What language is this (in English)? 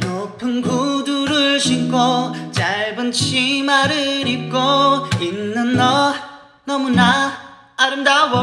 Korean